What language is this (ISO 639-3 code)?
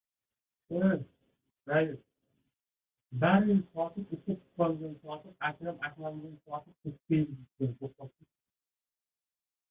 uzb